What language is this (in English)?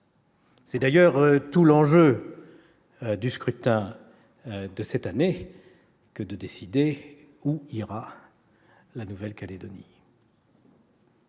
French